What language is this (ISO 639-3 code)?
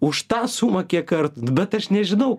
lit